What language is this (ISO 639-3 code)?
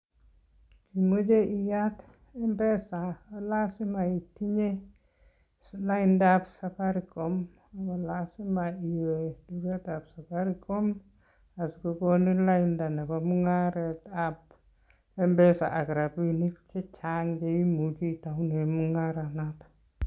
kln